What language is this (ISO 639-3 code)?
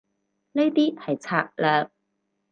yue